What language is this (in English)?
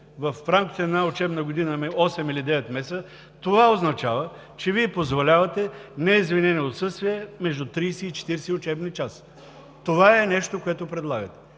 Bulgarian